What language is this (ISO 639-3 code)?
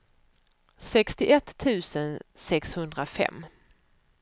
swe